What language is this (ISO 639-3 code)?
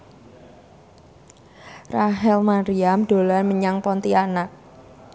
jav